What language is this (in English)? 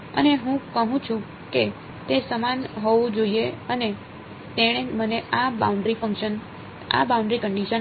Gujarati